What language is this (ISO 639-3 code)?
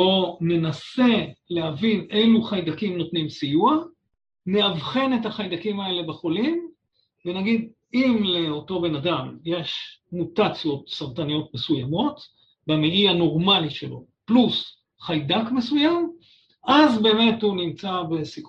heb